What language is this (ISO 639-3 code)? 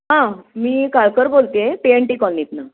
mar